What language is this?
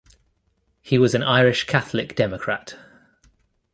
English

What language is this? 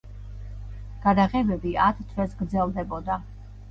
Georgian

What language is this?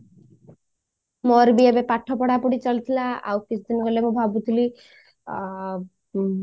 Odia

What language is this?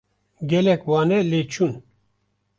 Kurdish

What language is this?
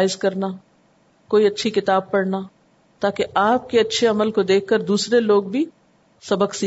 Urdu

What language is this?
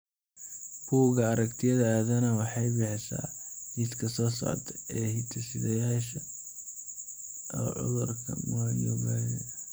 Somali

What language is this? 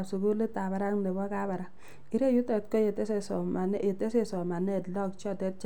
Kalenjin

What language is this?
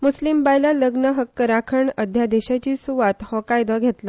Konkani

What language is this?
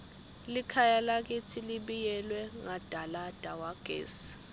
Swati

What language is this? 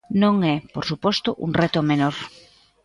Galician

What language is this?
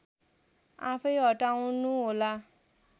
Nepali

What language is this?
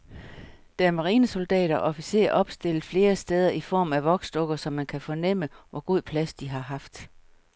Danish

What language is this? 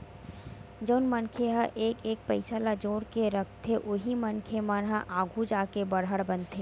Chhattisgarhi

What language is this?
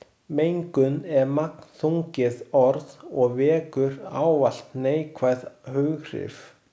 Icelandic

